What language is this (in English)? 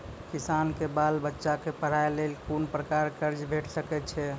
Maithili